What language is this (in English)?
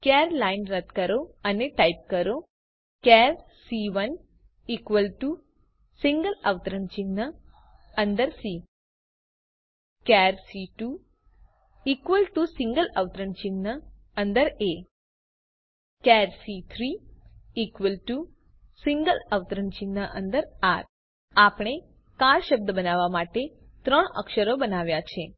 Gujarati